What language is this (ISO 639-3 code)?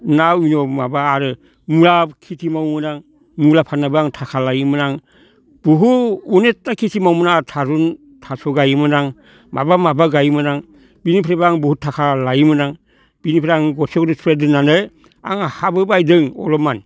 brx